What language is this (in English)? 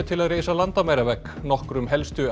Icelandic